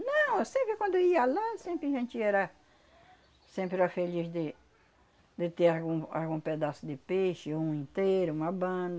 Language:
Portuguese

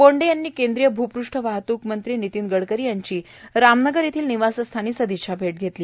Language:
Marathi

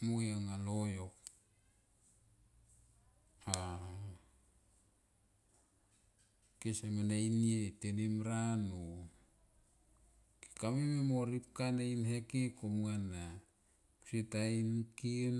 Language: Tomoip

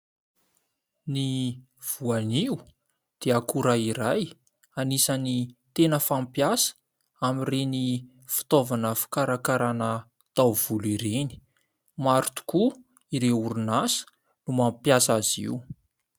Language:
Malagasy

